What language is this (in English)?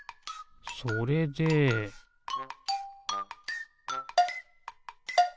Japanese